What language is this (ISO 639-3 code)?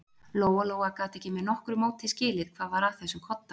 isl